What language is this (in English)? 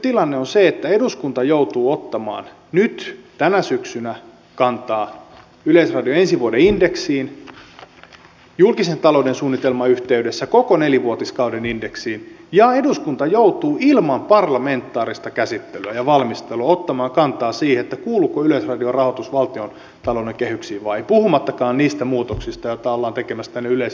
Finnish